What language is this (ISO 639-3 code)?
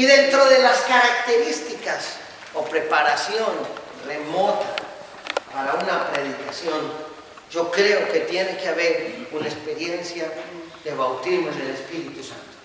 spa